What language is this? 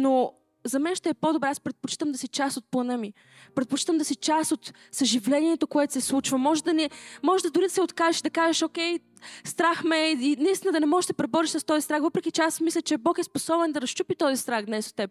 Bulgarian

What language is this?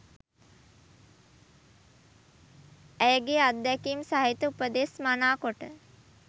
Sinhala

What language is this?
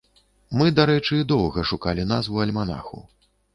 Belarusian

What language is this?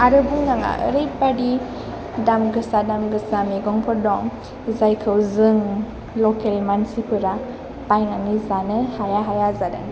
Bodo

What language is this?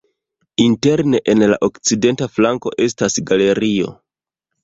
Esperanto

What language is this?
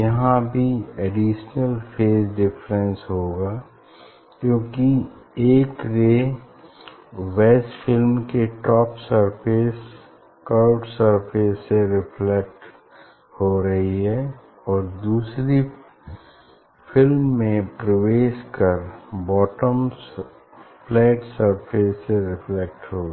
Hindi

